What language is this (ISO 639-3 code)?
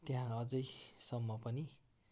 nep